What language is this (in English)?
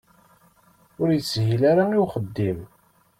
Kabyle